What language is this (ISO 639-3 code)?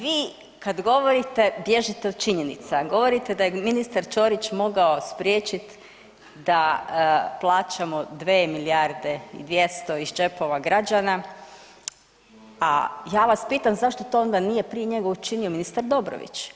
hrv